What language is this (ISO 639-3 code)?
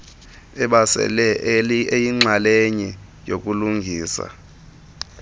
xho